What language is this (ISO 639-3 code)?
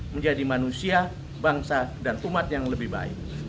ind